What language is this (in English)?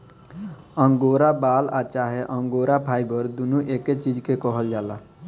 Bhojpuri